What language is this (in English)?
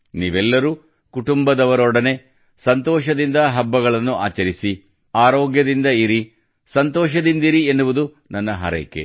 Kannada